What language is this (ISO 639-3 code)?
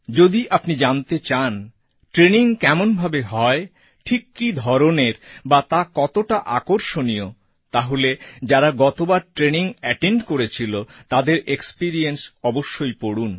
ben